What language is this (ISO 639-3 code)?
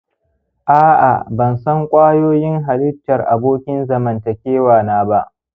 hau